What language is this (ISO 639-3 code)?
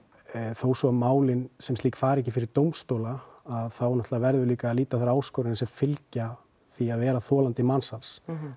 isl